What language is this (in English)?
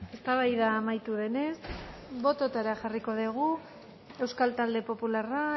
Basque